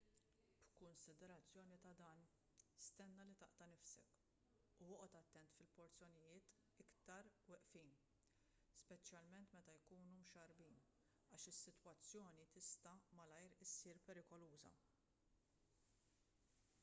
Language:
Maltese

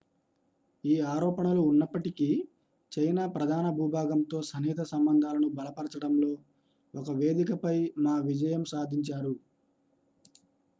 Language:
Telugu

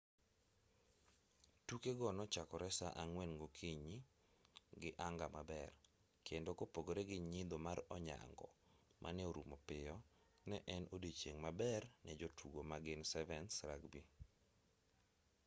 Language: Luo (Kenya and Tanzania)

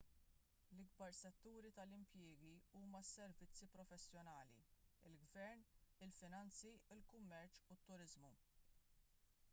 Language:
Maltese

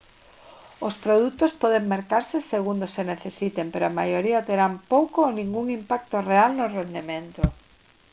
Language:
Galician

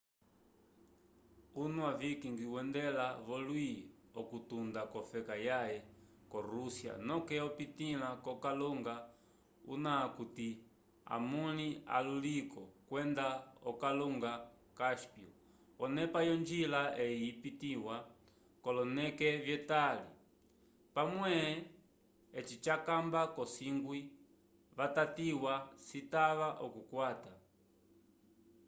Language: Umbundu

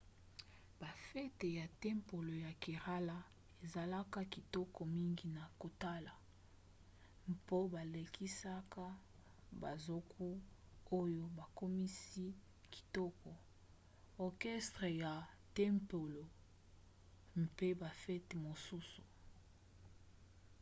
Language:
Lingala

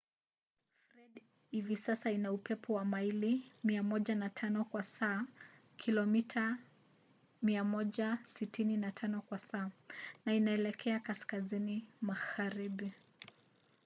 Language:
Swahili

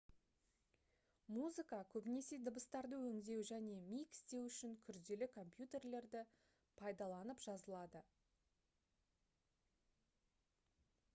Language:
Kazakh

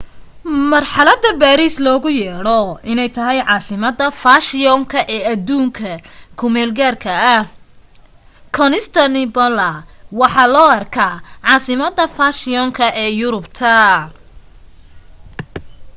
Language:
Somali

